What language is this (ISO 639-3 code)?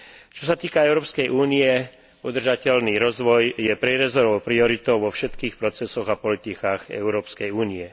slk